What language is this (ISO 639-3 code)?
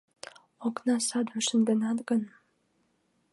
chm